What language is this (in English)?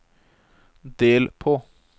Norwegian